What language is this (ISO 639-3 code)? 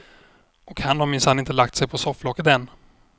swe